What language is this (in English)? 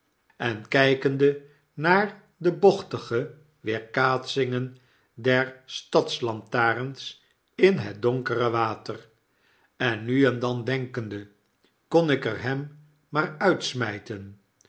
Dutch